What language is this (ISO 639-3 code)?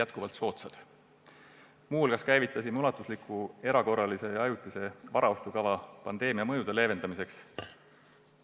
est